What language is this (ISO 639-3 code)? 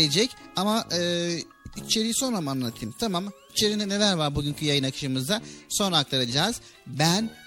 tur